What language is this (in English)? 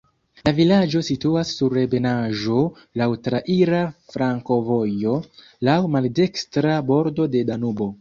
Esperanto